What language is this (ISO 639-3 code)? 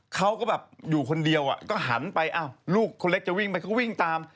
tha